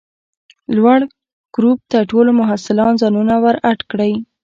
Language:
Pashto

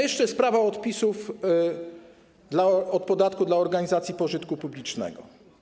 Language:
Polish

